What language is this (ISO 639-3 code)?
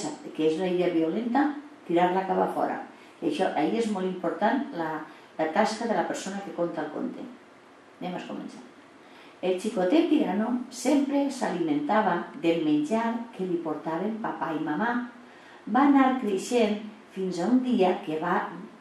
spa